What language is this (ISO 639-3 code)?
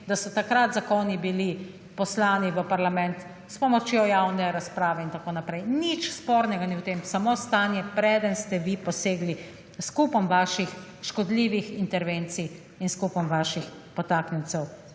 slv